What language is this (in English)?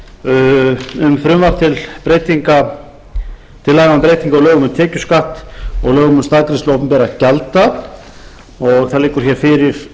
Icelandic